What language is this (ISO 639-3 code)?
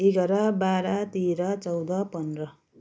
nep